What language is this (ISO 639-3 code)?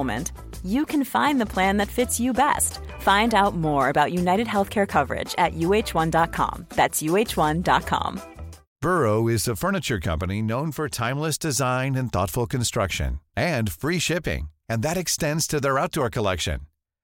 swe